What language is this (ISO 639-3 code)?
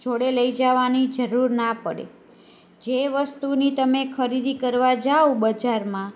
guj